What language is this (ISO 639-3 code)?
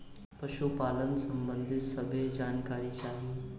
bho